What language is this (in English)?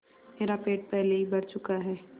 Hindi